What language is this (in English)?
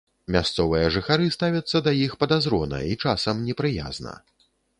Belarusian